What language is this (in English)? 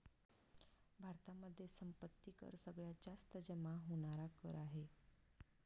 Marathi